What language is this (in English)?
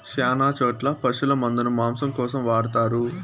Telugu